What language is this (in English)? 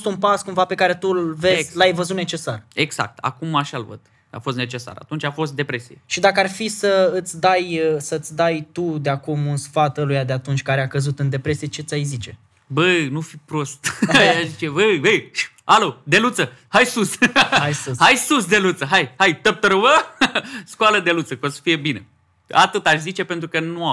Romanian